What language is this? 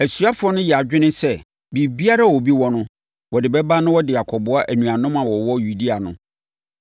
Akan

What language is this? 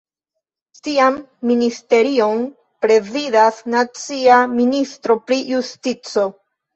Esperanto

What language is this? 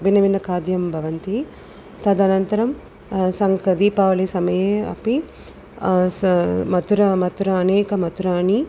Sanskrit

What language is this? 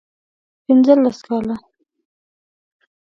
Pashto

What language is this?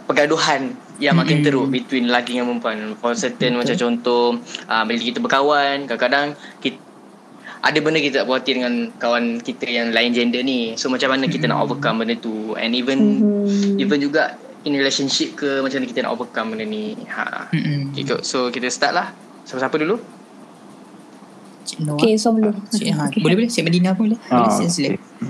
Malay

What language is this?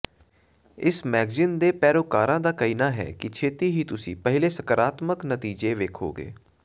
Punjabi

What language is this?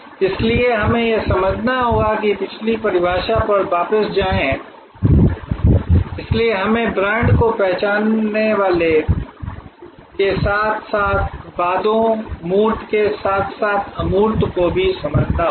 Hindi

